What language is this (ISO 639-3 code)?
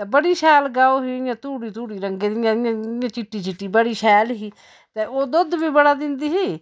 doi